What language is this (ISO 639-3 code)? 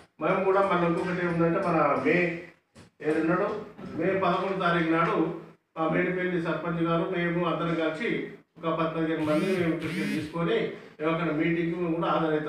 tel